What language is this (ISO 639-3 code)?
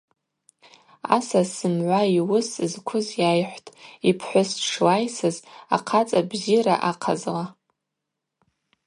abq